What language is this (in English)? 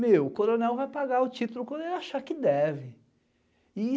Portuguese